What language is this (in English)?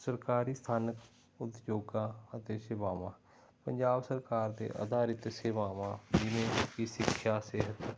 Punjabi